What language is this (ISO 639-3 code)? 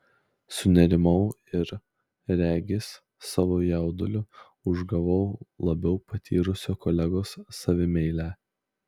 lit